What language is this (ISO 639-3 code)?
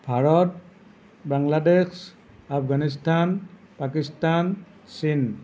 asm